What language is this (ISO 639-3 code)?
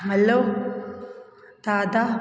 snd